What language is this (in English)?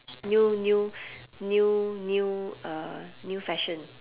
English